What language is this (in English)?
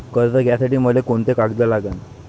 Marathi